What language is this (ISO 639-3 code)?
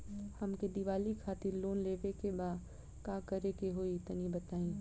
bho